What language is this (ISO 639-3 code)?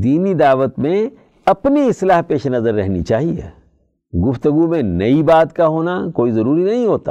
urd